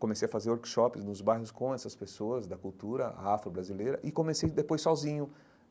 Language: Portuguese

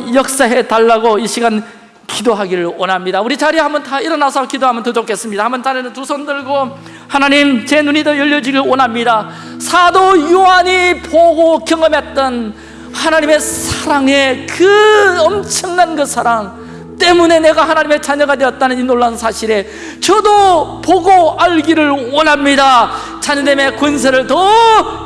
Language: Korean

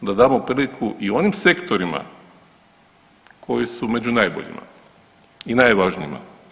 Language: Croatian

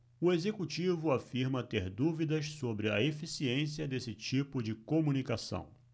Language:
Portuguese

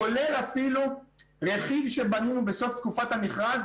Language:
Hebrew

